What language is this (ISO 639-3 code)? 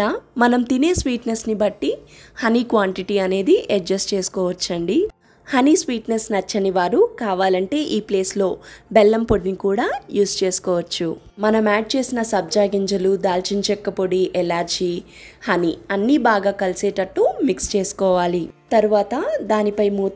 tel